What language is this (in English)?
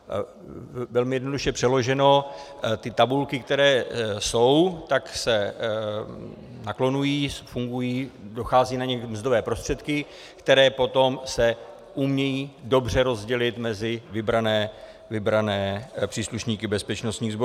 Czech